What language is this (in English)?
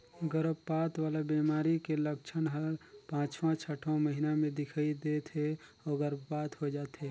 Chhattisgarhi